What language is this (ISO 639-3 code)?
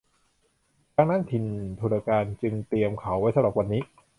tha